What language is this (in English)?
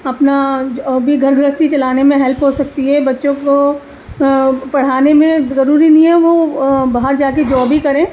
Urdu